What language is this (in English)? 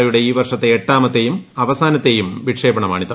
Malayalam